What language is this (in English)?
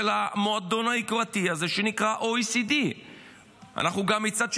Hebrew